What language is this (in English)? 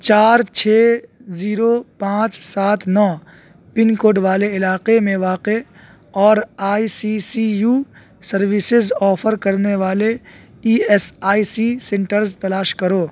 Urdu